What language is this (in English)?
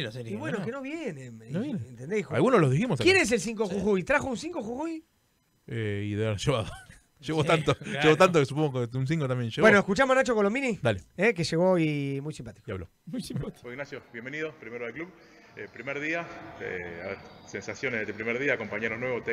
Spanish